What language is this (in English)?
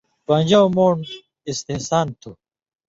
Indus Kohistani